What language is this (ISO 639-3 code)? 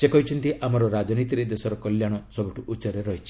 ori